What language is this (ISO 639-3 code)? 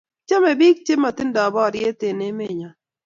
kln